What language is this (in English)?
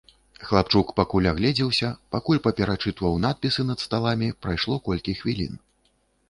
Belarusian